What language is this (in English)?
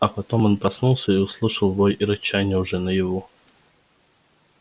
Russian